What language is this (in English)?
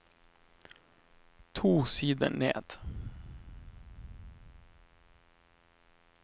Norwegian